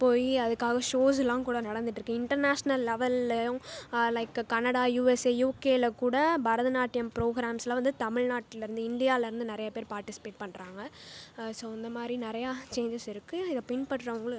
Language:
Tamil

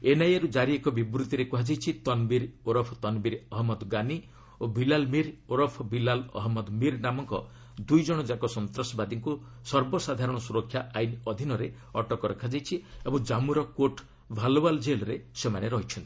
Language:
Odia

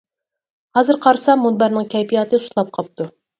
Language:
Uyghur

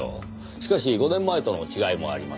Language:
Japanese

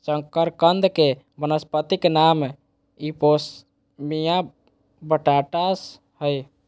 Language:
Magahi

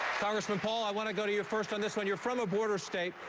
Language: English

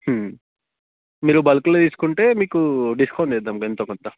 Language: Telugu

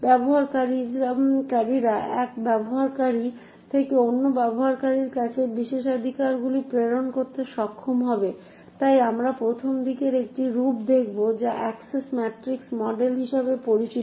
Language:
Bangla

